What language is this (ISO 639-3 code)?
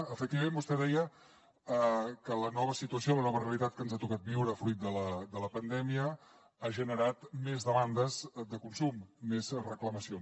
cat